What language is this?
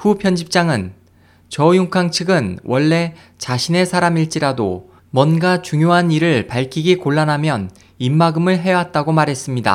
Korean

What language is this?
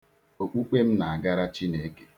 Igbo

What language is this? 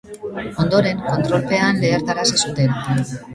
Basque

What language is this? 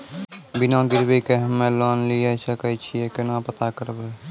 Maithili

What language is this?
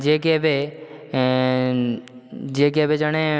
Odia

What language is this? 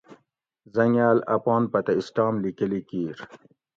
Gawri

